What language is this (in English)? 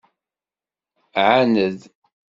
Kabyle